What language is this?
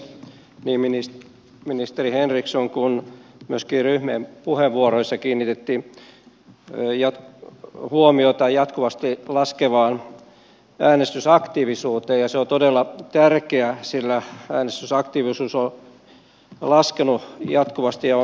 Finnish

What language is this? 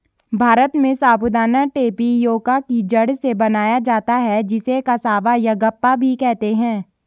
Hindi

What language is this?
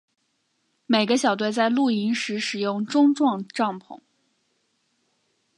Chinese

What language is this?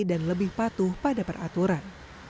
Indonesian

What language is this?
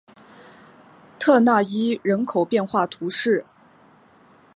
Chinese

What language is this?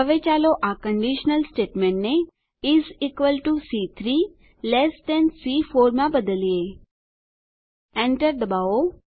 Gujarati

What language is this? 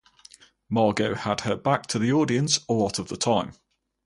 English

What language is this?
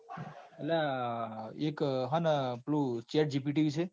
Gujarati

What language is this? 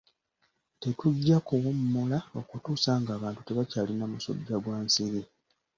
Ganda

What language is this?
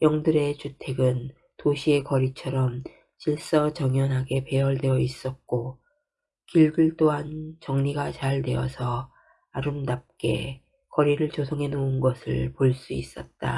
Korean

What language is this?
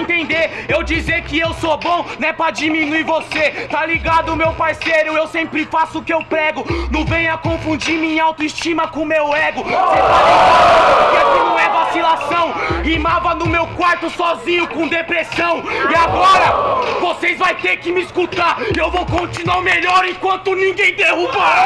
Portuguese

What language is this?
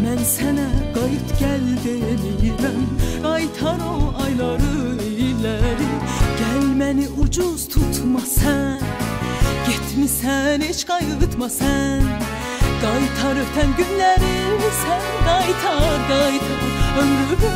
Turkish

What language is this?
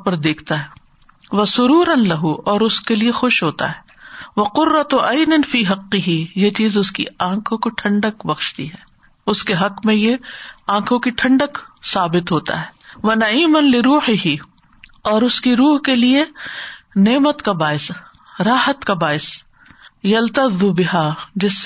Urdu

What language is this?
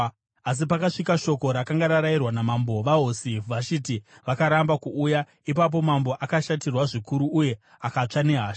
Shona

